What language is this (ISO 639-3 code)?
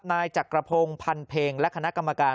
tha